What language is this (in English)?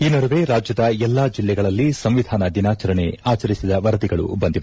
Kannada